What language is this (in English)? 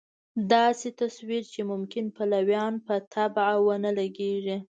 Pashto